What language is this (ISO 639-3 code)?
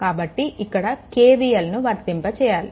tel